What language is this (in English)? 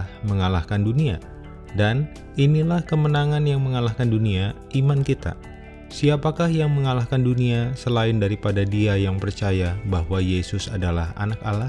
Indonesian